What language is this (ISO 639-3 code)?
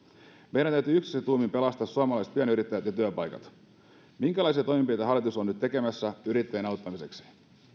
fin